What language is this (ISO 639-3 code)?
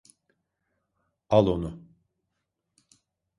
tur